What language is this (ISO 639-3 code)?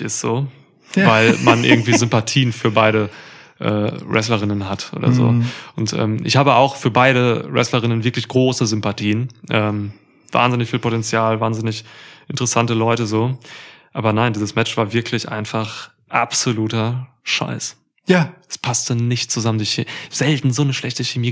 deu